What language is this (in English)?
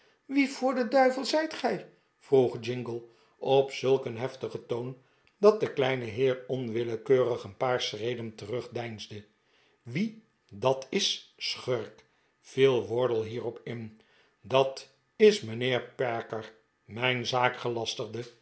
Dutch